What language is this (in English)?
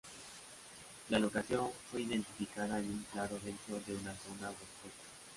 Spanish